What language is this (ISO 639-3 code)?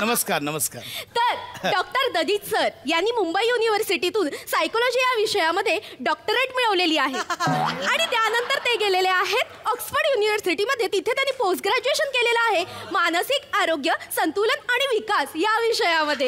hin